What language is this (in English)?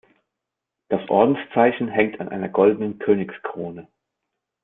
German